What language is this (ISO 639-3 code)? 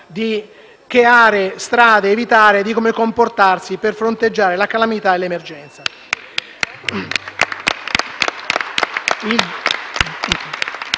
ita